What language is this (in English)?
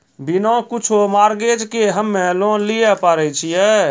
Maithili